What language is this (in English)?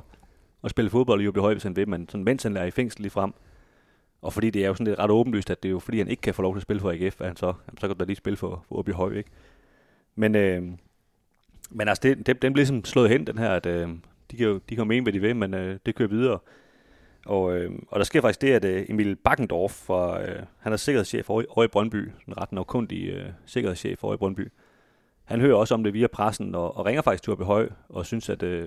Danish